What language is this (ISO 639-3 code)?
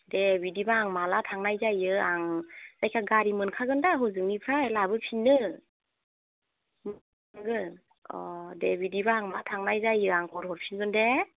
brx